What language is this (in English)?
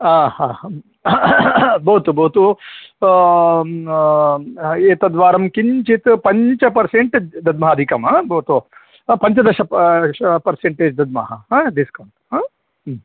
Sanskrit